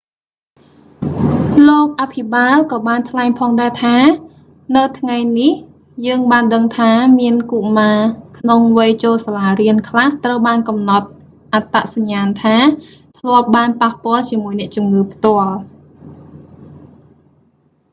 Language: Khmer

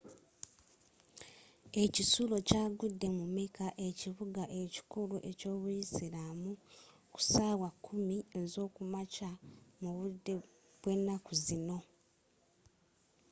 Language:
Ganda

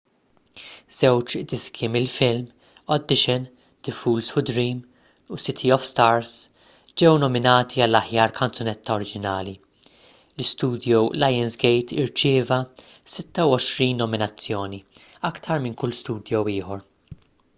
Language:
Maltese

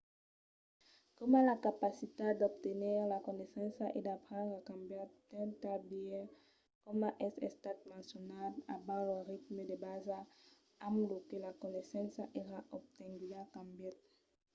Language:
Occitan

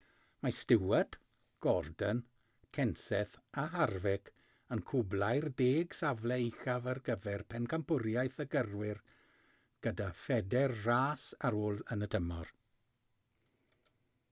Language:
Welsh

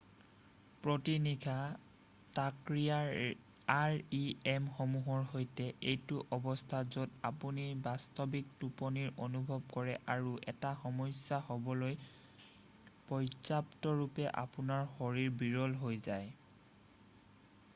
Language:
Assamese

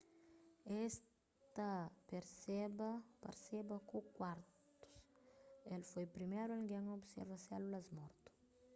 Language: Kabuverdianu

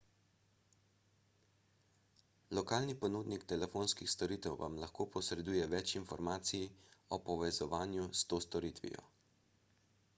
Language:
Slovenian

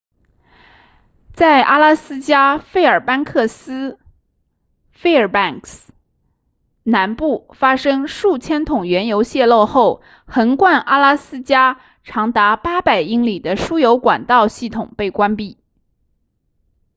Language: Chinese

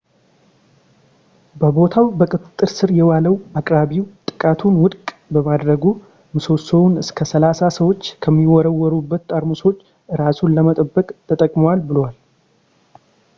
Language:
Amharic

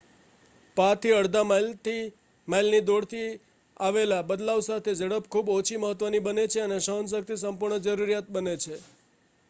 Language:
Gujarati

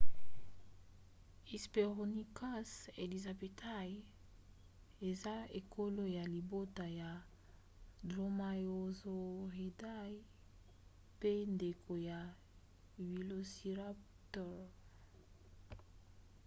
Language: Lingala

